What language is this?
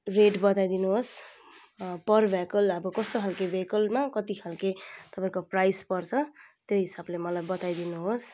Nepali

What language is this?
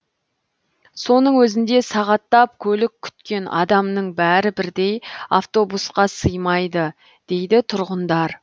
Kazakh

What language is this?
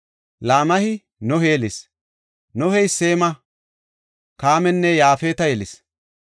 Gofa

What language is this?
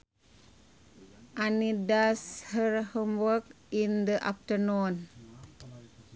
Sundanese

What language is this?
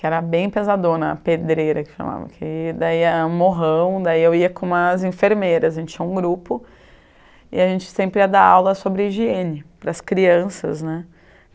Portuguese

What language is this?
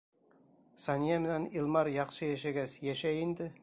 Bashkir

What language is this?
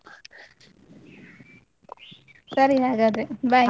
Kannada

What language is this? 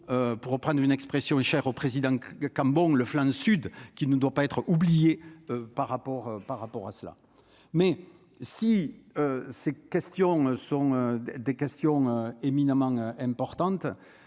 French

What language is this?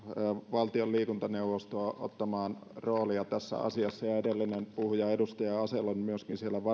Finnish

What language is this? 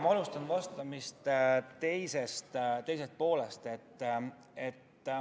Estonian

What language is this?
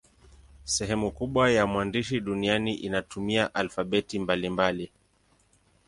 Swahili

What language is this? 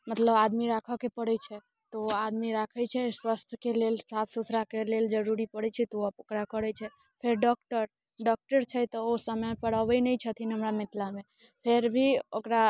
Maithili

